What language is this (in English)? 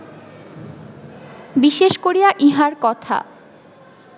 Bangla